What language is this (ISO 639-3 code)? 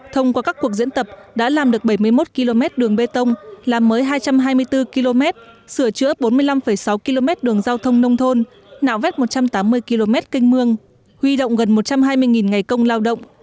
vie